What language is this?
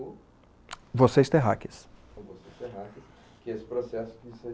Portuguese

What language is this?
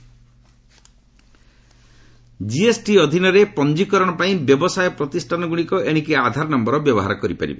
Odia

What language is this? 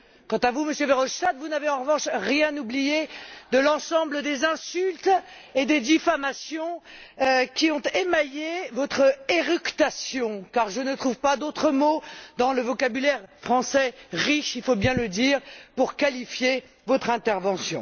French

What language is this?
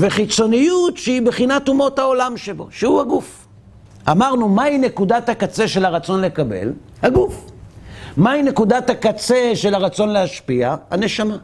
Hebrew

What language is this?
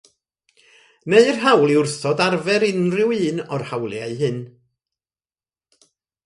Welsh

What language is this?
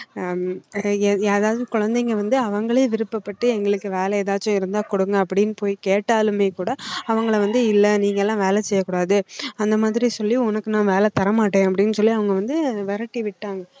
Tamil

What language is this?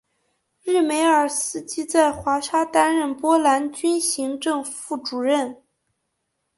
Chinese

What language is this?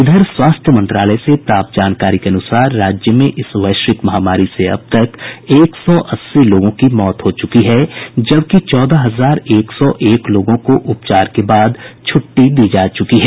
Hindi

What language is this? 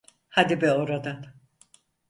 Turkish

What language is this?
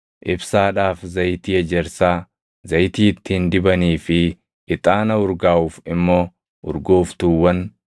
Oromo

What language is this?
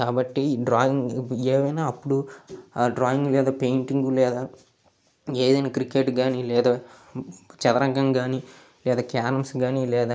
Telugu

